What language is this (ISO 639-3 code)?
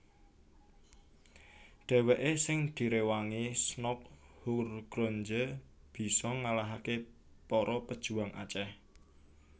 jav